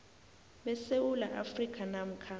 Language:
South Ndebele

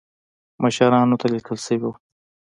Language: Pashto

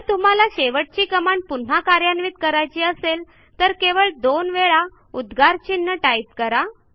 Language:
Marathi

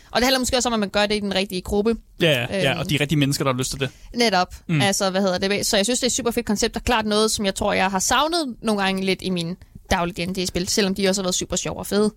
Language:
Danish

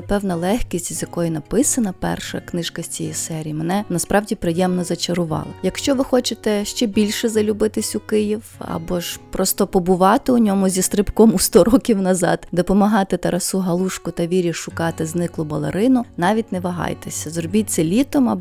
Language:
Ukrainian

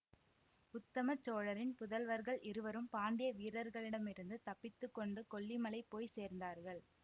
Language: Tamil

